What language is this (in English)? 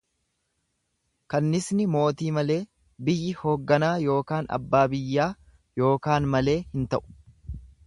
Oromo